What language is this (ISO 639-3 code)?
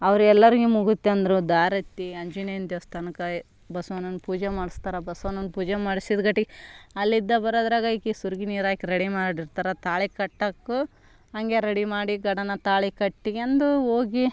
kan